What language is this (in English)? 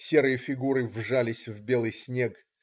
Russian